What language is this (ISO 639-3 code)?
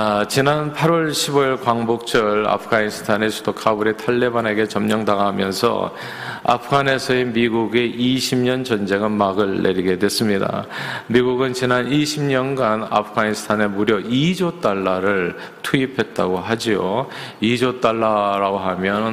kor